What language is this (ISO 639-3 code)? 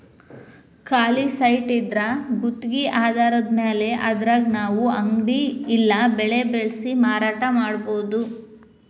kan